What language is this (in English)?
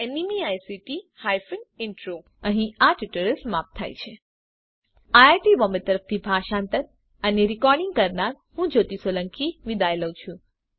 Gujarati